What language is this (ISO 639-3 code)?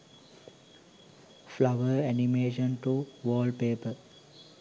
sin